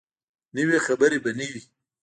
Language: Pashto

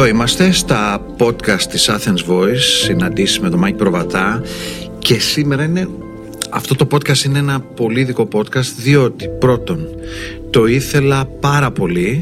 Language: Greek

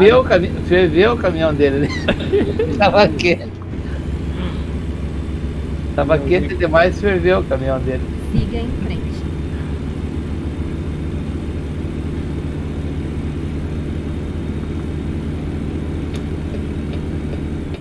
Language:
Portuguese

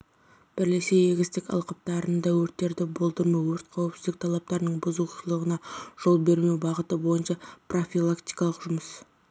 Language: Kazakh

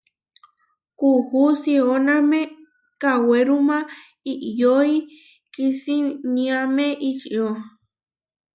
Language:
Huarijio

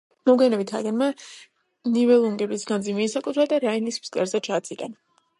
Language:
Georgian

